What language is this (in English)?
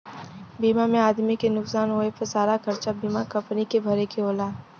Bhojpuri